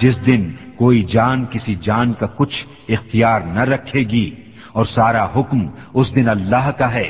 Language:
Urdu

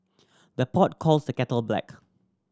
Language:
English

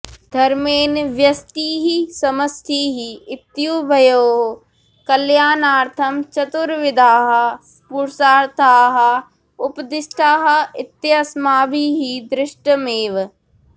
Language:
Sanskrit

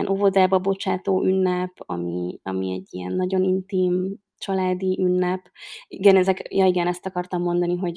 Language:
Hungarian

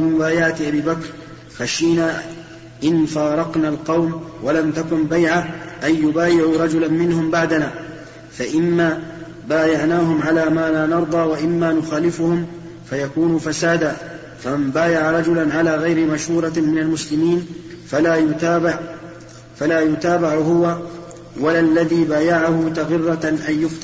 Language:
Arabic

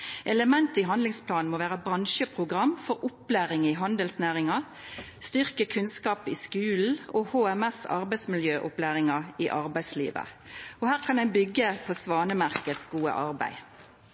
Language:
Norwegian Nynorsk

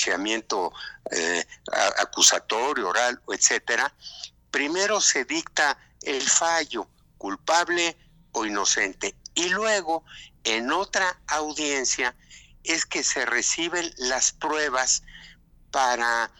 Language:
Spanish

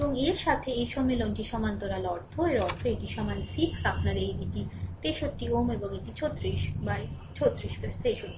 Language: Bangla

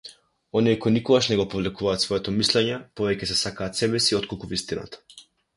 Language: Macedonian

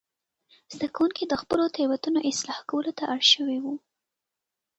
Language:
Pashto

